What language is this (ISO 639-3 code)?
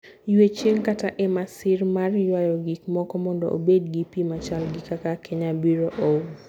luo